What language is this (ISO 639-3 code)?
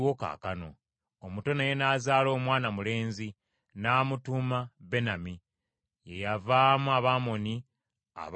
lug